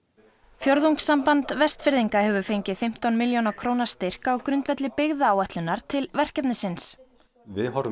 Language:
Icelandic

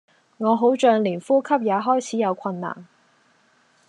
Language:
Cantonese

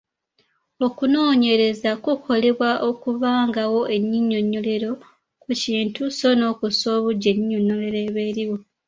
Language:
Ganda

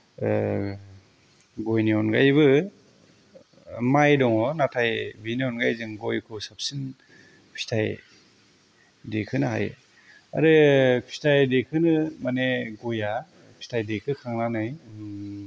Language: Bodo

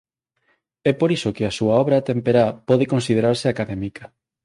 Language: Galician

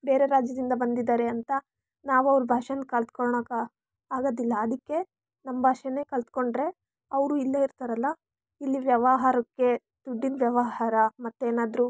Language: Kannada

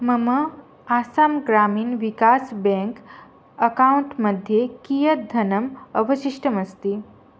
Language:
Sanskrit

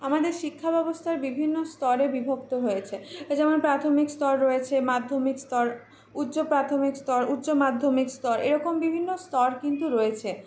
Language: Bangla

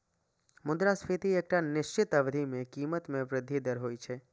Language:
Maithili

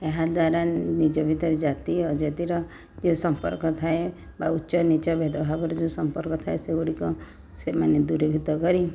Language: Odia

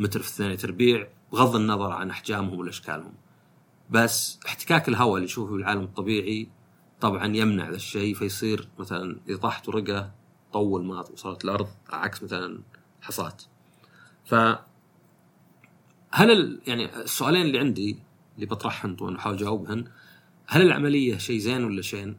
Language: Arabic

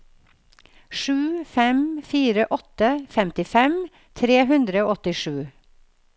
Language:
Norwegian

